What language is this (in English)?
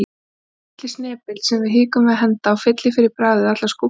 Icelandic